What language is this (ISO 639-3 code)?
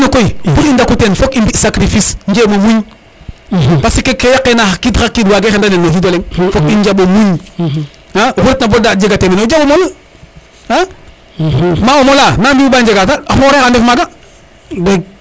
srr